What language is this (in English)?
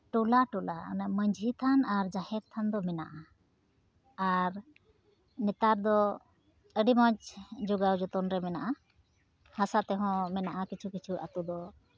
Santali